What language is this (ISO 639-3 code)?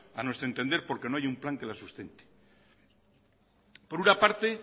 spa